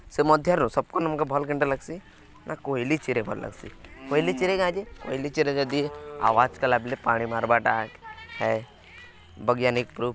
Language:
Odia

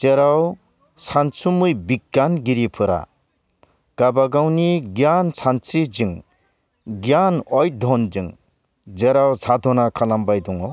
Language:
Bodo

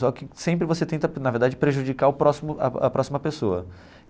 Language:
Portuguese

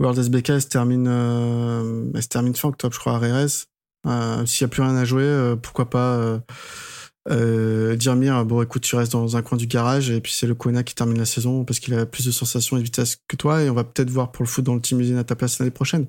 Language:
French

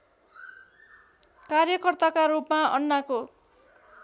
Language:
Nepali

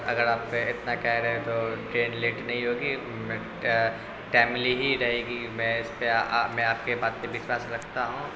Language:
Urdu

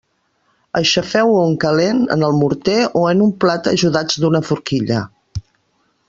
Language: Catalan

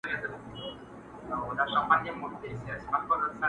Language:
Pashto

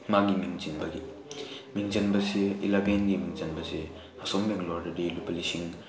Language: Manipuri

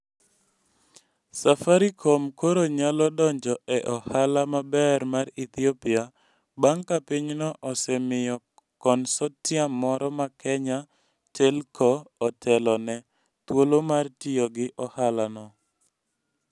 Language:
Luo (Kenya and Tanzania)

